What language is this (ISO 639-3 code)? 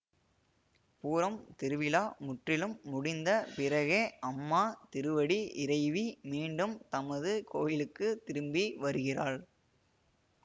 tam